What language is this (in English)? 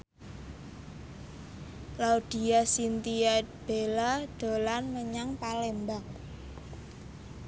Javanese